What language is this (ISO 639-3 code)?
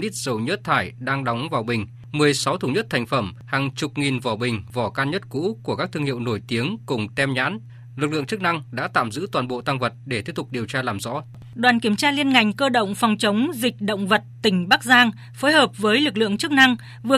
vie